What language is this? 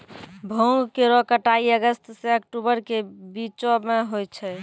Maithili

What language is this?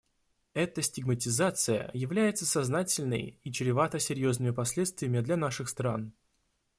Russian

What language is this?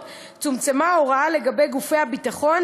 Hebrew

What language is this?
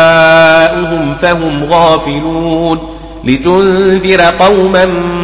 Arabic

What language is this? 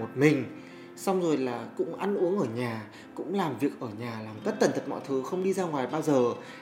Vietnamese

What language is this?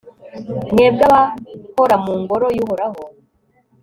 Kinyarwanda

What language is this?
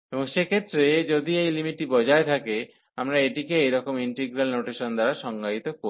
Bangla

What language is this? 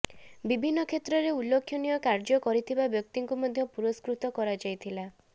Odia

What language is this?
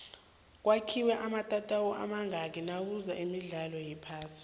South Ndebele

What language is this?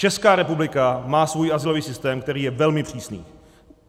Czech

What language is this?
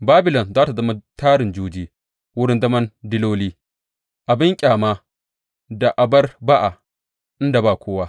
Hausa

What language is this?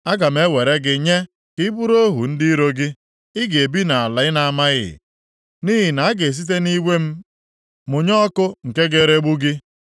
Igbo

